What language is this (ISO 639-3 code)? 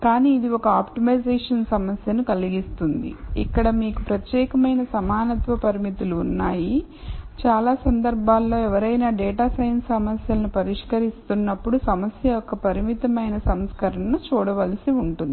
tel